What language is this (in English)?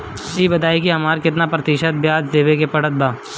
Bhojpuri